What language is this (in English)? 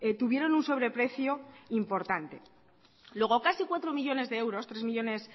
Spanish